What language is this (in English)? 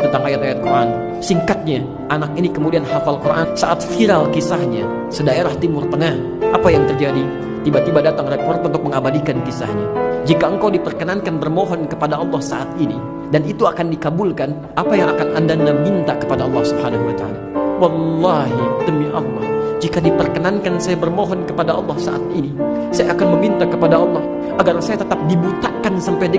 Indonesian